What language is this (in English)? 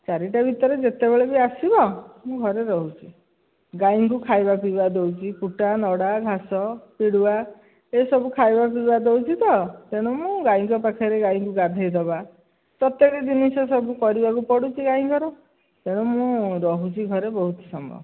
Odia